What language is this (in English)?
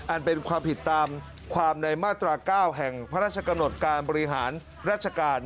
Thai